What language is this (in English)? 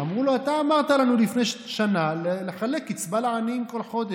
Hebrew